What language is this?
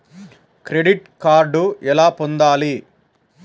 Telugu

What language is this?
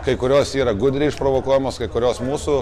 Lithuanian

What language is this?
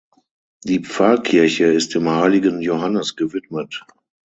German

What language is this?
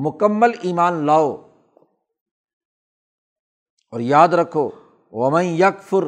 Urdu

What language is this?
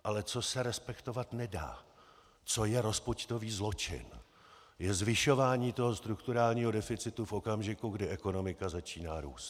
Czech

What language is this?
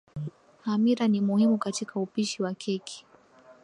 Swahili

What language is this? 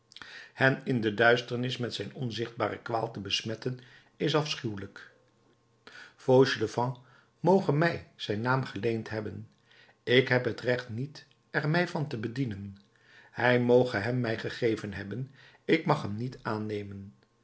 Dutch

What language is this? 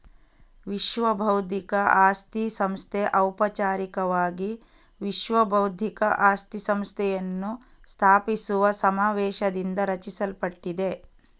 Kannada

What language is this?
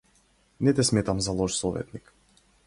Macedonian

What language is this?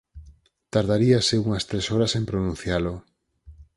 Galician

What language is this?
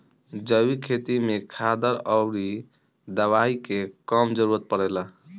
Bhojpuri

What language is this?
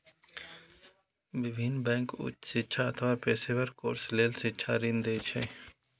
Maithili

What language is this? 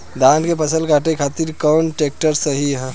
Bhojpuri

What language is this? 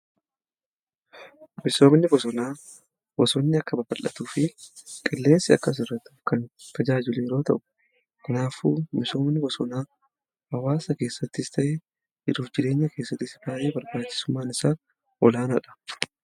Oromo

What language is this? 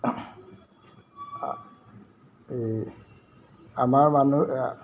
Assamese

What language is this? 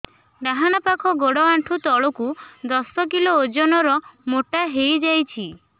Odia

